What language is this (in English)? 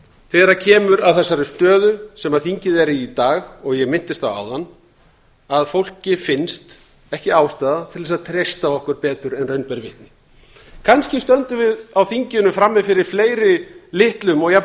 Icelandic